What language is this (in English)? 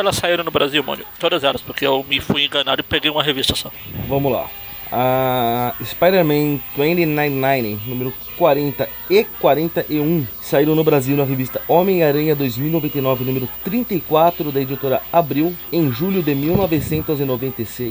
Portuguese